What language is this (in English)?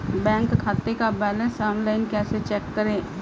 Hindi